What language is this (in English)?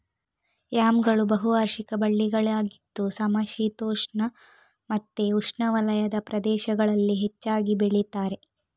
Kannada